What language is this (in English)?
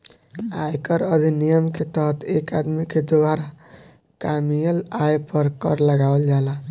Bhojpuri